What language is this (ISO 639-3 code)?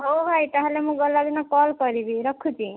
ori